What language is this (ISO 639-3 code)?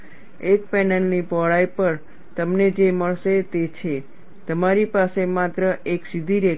guj